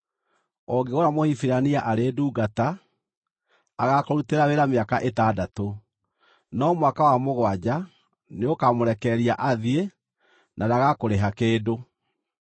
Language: Kikuyu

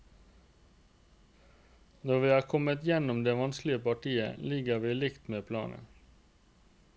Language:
Norwegian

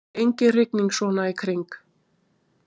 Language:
Icelandic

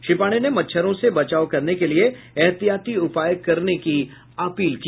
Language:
Hindi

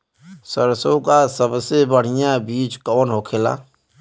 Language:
Bhojpuri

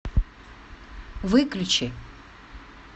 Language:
Russian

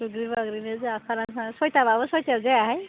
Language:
Bodo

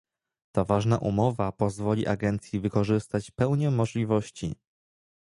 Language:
Polish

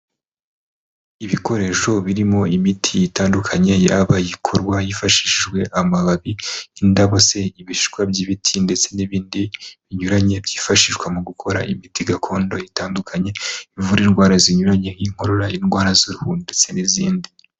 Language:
Kinyarwanda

